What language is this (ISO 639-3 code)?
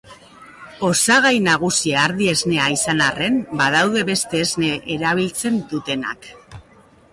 eus